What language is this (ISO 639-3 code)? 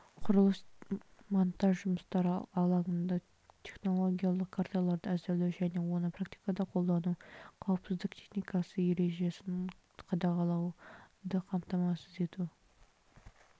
kaz